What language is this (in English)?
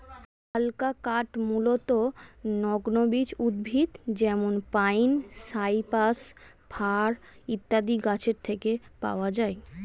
Bangla